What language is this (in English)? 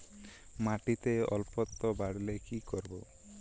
Bangla